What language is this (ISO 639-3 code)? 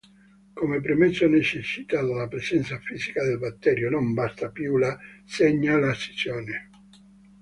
ita